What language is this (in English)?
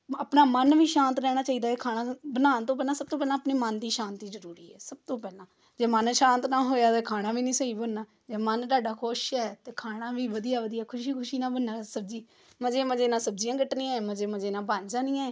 Punjabi